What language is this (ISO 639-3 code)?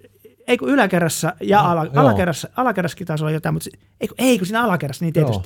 fin